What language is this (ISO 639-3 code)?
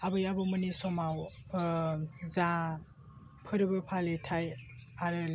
brx